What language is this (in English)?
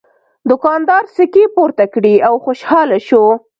Pashto